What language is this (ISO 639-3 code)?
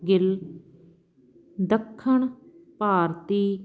pan